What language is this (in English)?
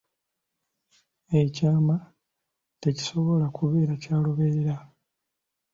Ganda